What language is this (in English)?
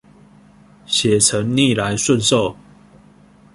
Chinese